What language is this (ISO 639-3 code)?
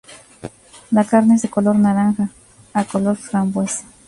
spa